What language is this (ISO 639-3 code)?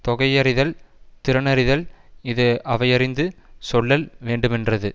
tam